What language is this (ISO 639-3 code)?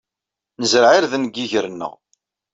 kab